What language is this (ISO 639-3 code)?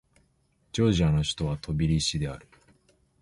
jpn